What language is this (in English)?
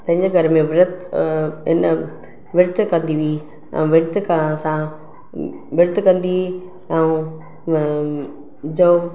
Sindhi